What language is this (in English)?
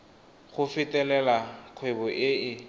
Tswana